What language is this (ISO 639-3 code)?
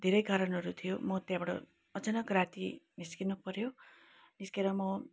nep